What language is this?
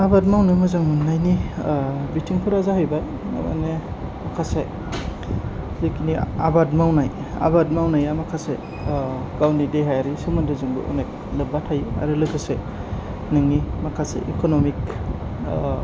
Bodo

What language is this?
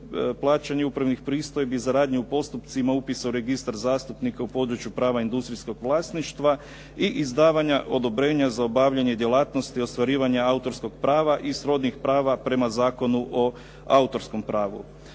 Croatian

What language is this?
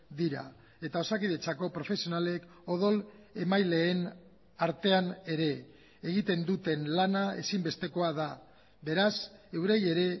Basque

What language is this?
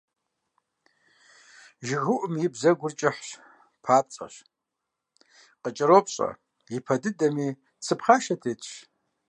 Kabardian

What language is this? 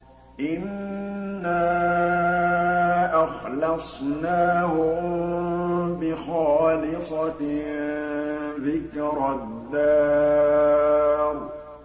Arabic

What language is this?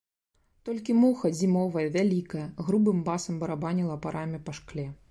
Belarusian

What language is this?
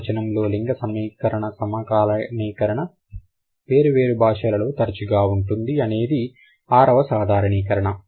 Telugu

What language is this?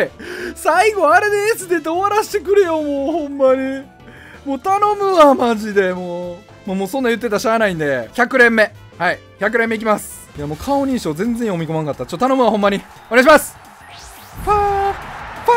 Japanese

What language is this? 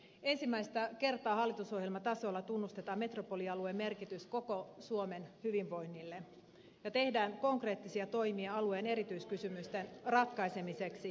Finnish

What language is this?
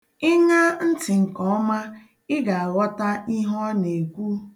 Igbo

